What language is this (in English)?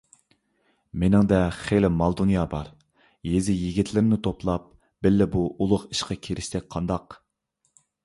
Uyghur